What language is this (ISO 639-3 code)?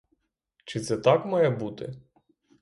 ukr